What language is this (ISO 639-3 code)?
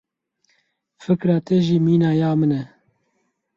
kur